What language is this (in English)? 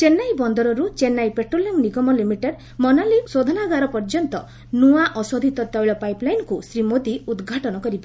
Odia